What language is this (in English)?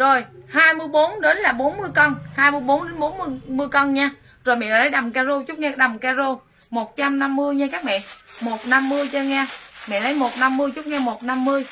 Vietnamese